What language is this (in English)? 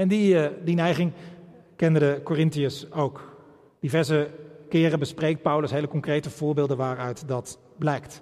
Dutch